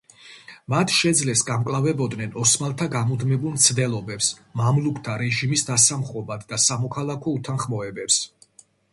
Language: Georgian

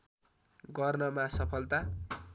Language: Nepali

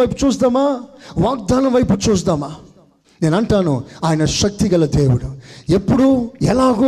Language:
Telugu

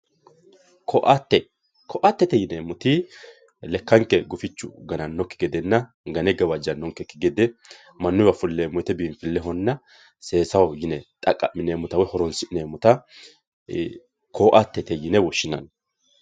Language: Sidamo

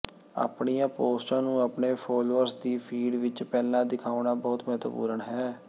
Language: Punjabi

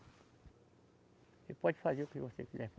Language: Portuguese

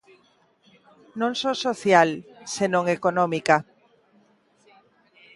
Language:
Galician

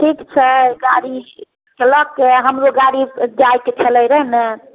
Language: Maithili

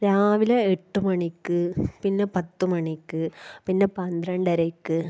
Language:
Malayalam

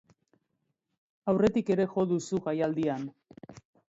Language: Basque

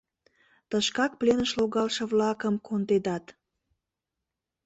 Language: Mari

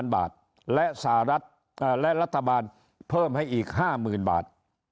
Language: Thai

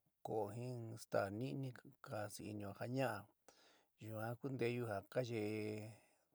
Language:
San Miguel El Grande Mixtec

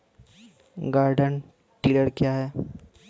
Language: Maithili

